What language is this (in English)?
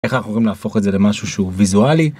Hebrew